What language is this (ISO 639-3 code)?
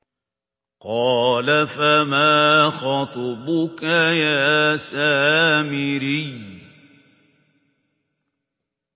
ara